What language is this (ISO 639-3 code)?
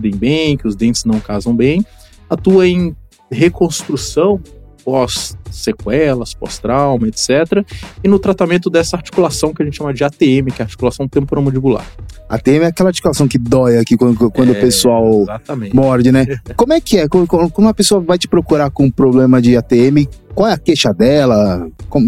por